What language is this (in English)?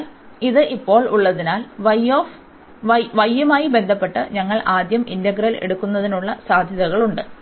Malayalam